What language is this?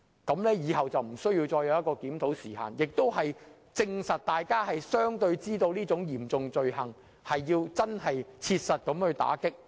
Cantonese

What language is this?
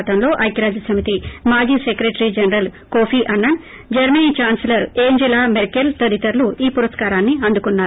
Telugu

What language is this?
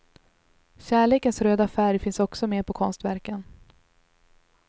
Swedish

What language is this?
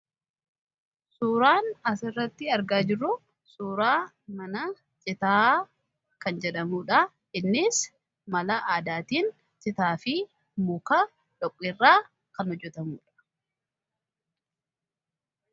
Oromo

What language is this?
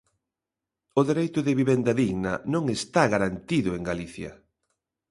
Galician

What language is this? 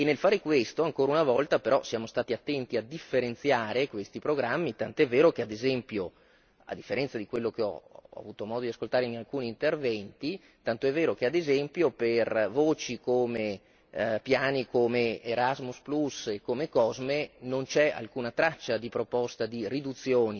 Italian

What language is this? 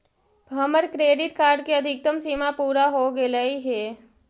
Magahi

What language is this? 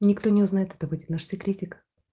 Russian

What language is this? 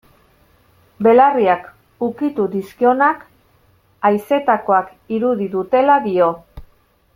Basque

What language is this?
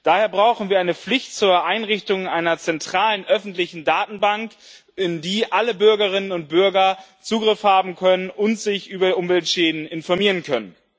German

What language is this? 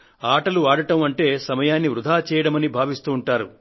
Telugu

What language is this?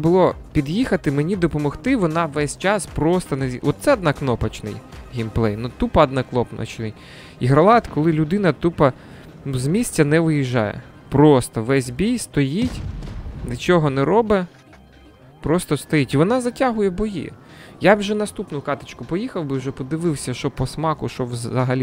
Ukrainian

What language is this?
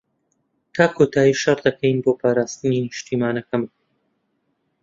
Central Kurdish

